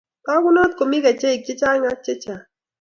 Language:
Kalenjin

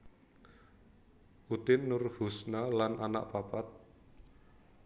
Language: Javanese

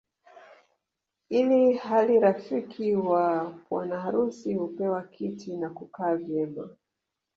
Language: Swahili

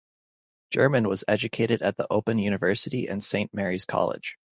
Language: English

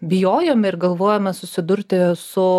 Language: Lithuanian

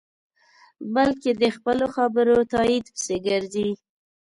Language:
Pashto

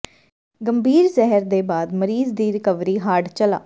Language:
Punjabi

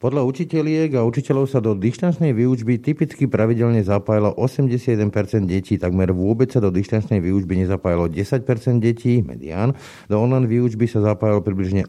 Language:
Slovak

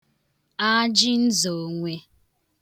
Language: Igbo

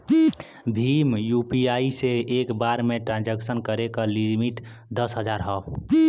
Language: Bhojpuri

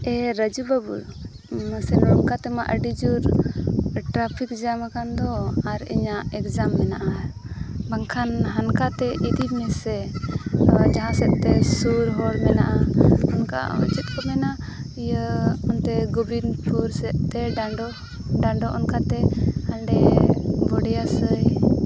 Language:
Santali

